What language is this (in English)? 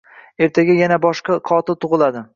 Uzbek